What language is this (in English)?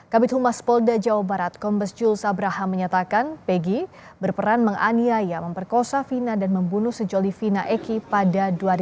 Indonesian